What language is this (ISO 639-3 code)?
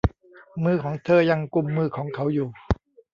tha